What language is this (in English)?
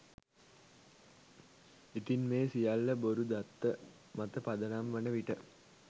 Sinhala